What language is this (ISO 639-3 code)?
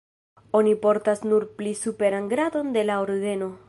epo